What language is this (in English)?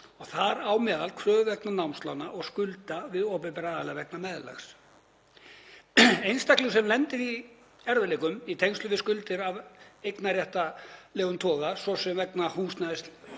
Icelandic